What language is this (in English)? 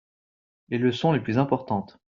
French